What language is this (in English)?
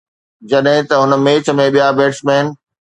Sindhi